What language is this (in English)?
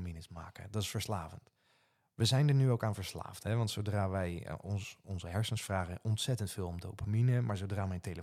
Dutch